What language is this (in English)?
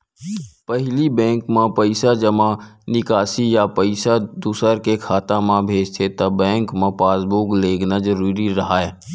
Chhattisgarhi